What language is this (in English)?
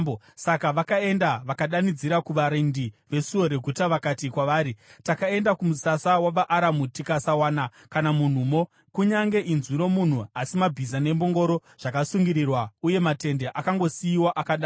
Shona